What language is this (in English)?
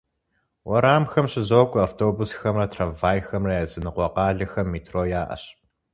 Kabardian